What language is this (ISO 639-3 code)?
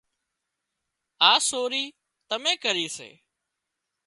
kxp